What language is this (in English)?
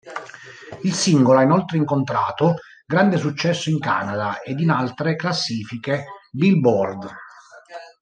Italian